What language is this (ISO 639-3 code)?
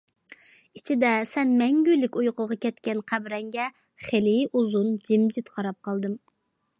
uig